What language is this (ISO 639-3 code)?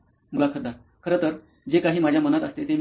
mar